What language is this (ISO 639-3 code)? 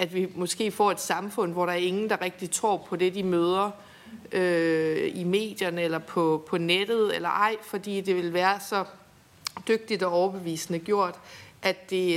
dan